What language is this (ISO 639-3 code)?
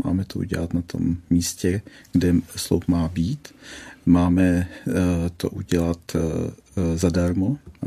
ces